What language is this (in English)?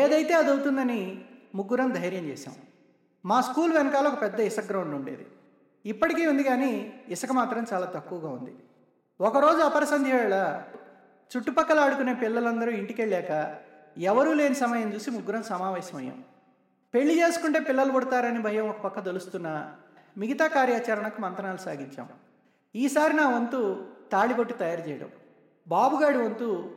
Telugu